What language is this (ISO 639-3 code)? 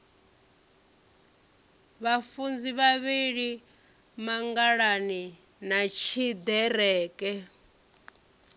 ven